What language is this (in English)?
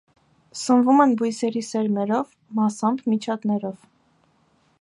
Armenian